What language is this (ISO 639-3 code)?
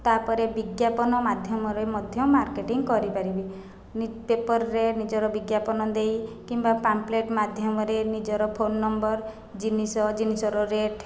ori